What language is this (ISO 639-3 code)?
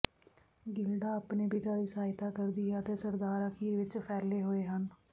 pan